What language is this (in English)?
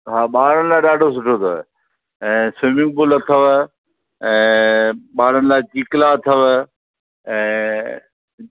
Sindhi